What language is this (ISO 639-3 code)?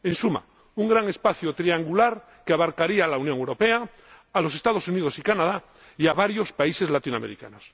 spa